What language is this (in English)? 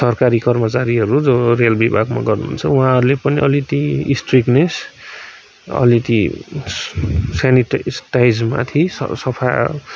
Nepali